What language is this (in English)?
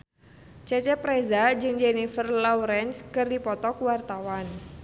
Sundanese